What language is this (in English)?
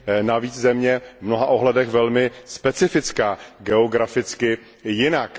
Czech